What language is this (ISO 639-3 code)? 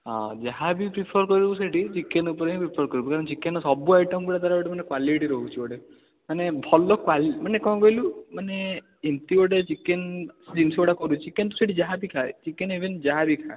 ori